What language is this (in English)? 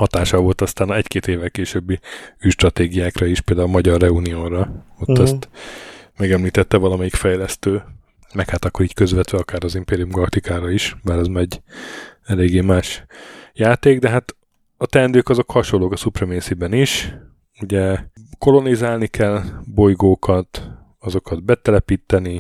Hungarian